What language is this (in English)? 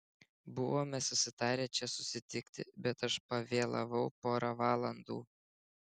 Lithuanian